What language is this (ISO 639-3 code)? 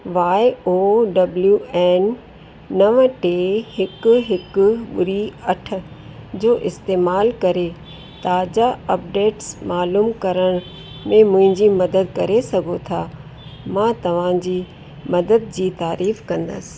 snd